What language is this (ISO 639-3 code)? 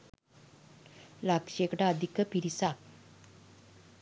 sin